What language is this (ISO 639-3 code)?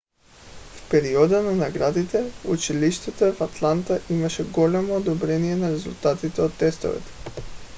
bul